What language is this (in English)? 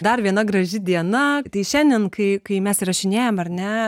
Lithuanian